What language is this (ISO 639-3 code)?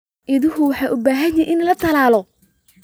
som